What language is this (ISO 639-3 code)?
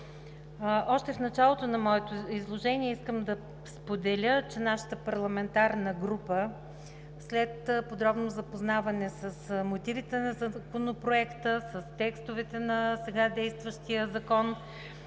bul